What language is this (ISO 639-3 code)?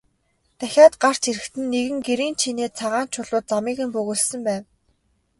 mon